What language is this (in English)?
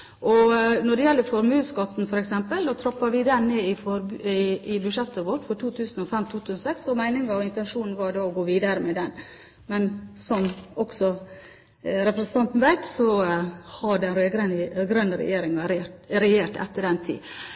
Norwegian Bokmål